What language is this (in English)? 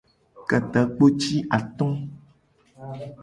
Gen